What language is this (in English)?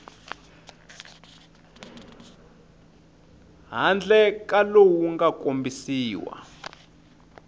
Tsonga